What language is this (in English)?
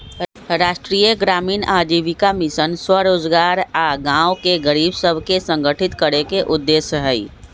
Magahi